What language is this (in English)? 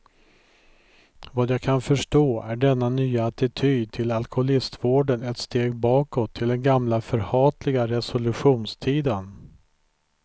Swedish